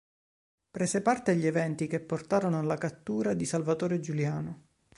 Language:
Italian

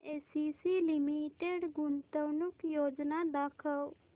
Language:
Marathi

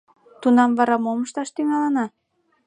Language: Mari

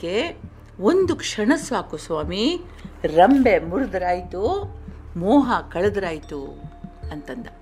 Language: Kannada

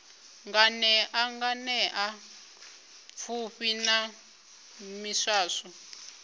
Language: Venda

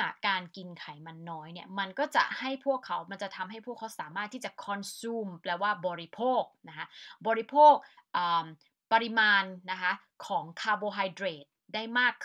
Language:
Thai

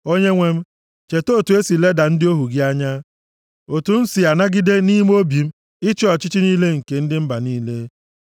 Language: Igbo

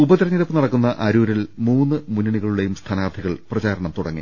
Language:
Malayalam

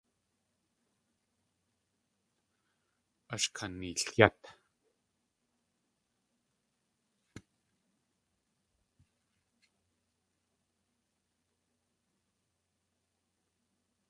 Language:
Tlingit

